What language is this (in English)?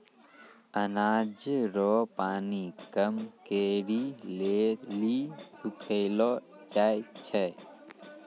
Maithili